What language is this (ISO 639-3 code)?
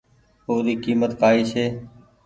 gig